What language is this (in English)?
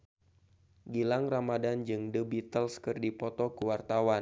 Sundanese